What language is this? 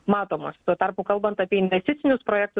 Lithuanian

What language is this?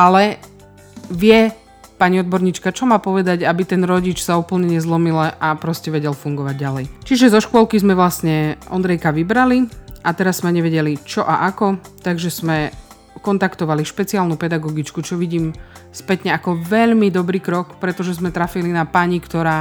Slovak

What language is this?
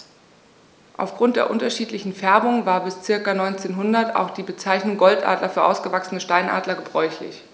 German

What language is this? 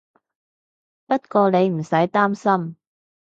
Cantonese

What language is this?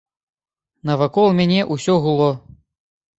Belarusian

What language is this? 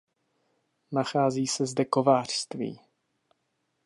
Czech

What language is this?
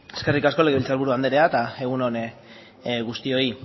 Basque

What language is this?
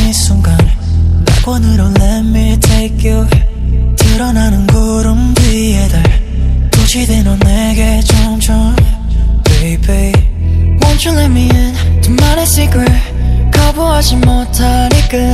Korean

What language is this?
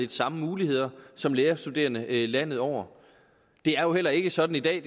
Danish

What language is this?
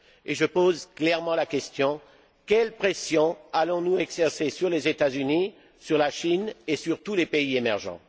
French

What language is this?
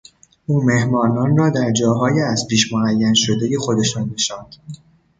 Persian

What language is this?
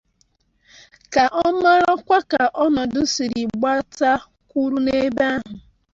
Igbo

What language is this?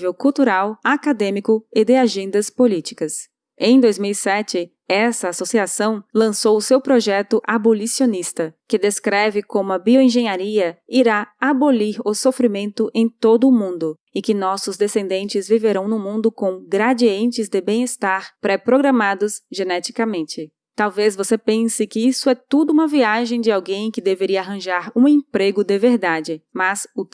Portuguese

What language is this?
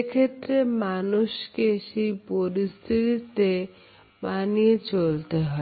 Bangla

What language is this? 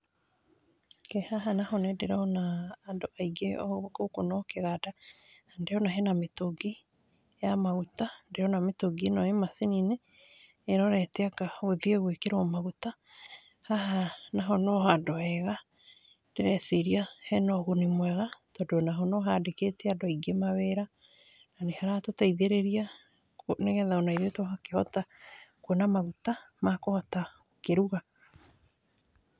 Kikuyu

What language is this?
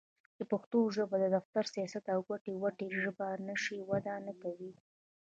Pashto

